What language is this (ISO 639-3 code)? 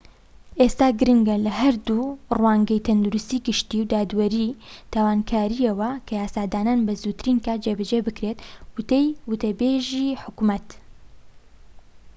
ckb